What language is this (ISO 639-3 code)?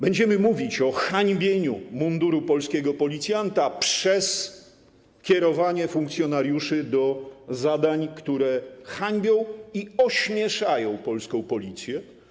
pol